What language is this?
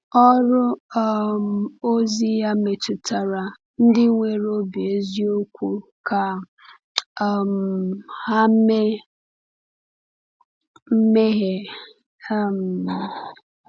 Igbo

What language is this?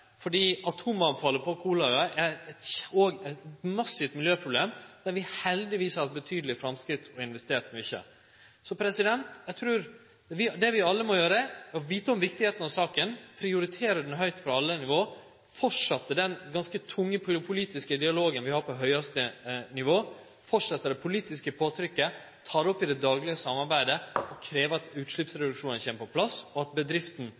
Norwegian Nynorsk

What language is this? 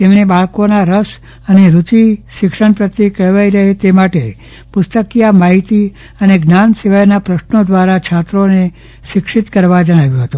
Gujarati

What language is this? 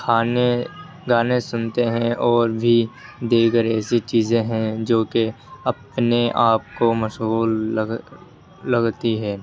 Urdu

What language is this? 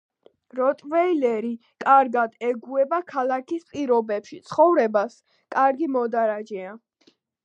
Georgian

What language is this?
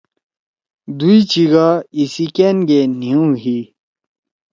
Torwali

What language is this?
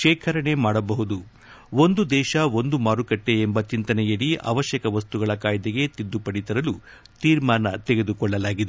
Kannada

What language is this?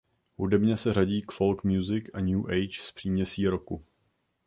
Czech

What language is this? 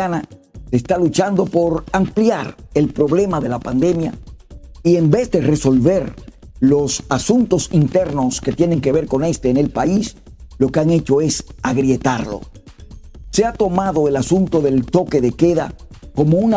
Spanish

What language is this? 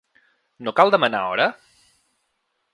Catalan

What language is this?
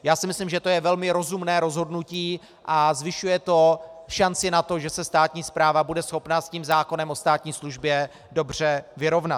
Czech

